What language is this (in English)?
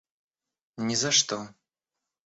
Russian